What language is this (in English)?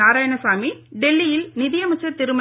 Tamil